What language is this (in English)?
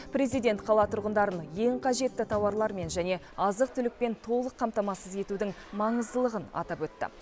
Kazakh